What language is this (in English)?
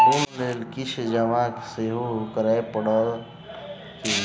Maithili